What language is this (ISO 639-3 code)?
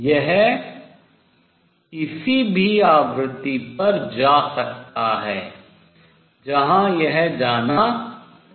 hin